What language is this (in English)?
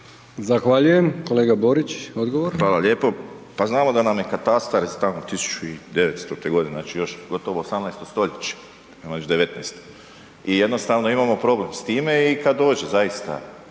Croatian